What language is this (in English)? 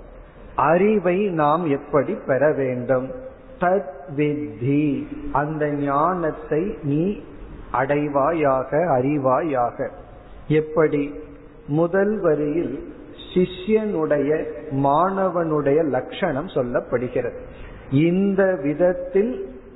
Tamil